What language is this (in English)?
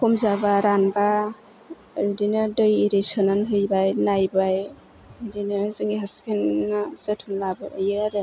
Bodo